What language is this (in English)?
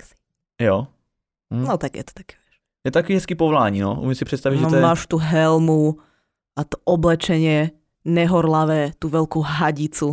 Czech